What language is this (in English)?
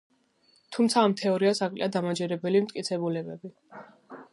Georgian